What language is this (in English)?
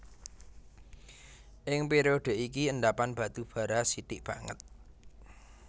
Javanese